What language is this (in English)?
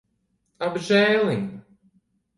Latvian